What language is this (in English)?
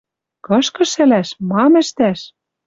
Western Mari